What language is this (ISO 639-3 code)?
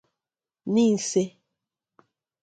ibo